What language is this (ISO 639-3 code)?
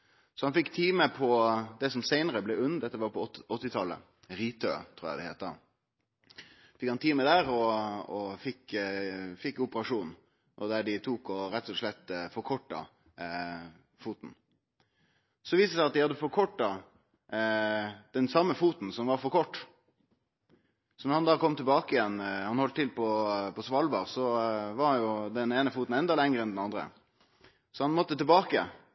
nno